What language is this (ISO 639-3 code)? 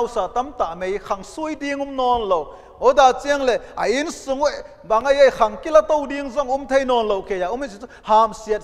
nld